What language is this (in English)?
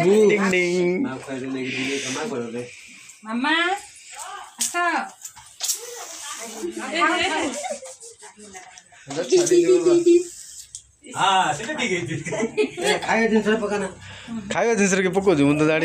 Arabic